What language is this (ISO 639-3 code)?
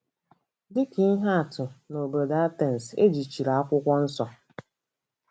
ibo